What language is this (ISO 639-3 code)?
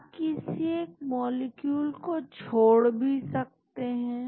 hin